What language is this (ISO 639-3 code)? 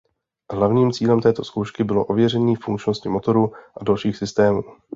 ces